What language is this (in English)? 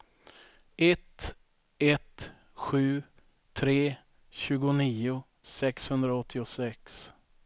Swedish